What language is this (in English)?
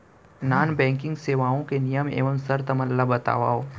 Chhattisgarhi